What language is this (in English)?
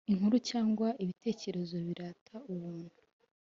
Kinyarwanda